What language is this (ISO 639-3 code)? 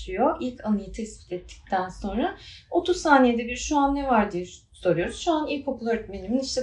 tur